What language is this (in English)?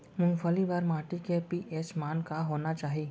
Chhattisgarhi